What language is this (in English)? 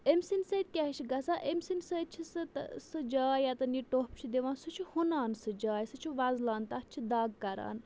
Kashmiri